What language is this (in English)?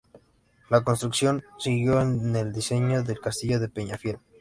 Spanish